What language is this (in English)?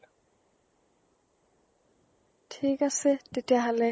Assamese